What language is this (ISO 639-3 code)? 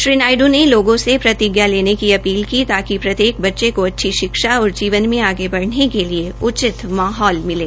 hin